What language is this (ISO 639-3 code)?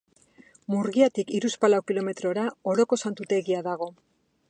eus